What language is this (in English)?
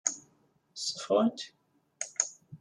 Kabyle